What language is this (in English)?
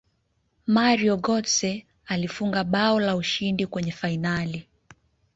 Swahili